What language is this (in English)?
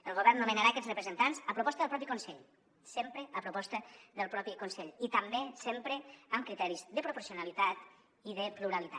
Catalan